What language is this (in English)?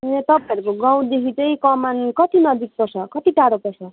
Nepali